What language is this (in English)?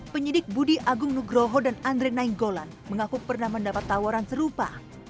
Indonesian